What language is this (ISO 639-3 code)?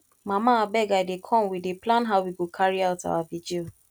pcm